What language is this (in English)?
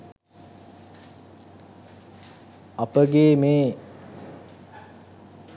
Sinhala